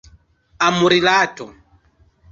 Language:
Esperanto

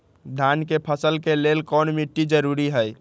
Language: Magahi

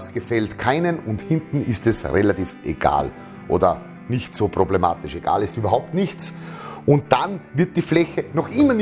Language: German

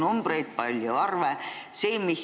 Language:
Estonian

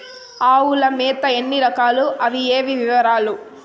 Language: Telugu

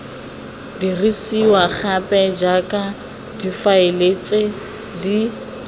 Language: Tswana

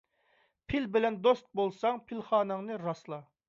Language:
Uyghur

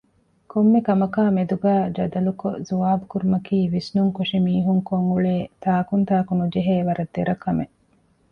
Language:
Divehi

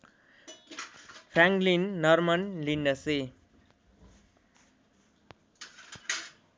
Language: Nepali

